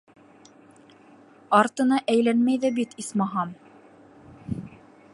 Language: Bashkir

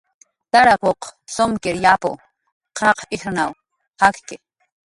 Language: Jaqaru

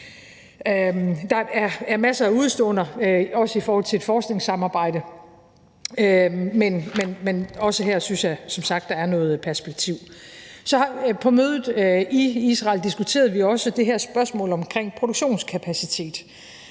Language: Danish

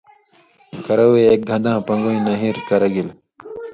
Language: Indus Kohistani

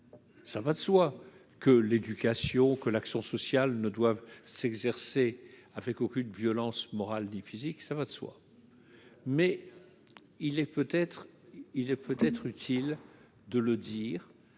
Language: French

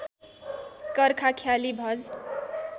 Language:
Nepali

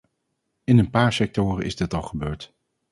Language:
Dutch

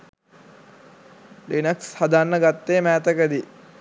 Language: Sinhala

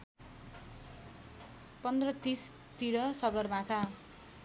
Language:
Nepali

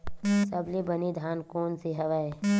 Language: Chhattisgarhi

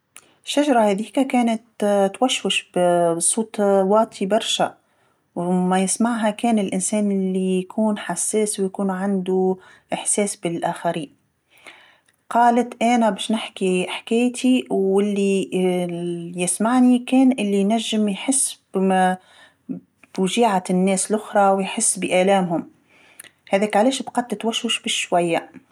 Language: Tunisian Arabic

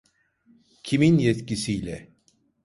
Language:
Turkish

